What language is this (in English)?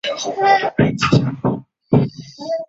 Chinese